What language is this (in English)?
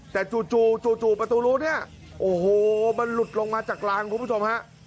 Thai